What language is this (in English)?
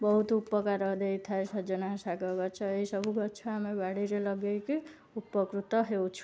Odia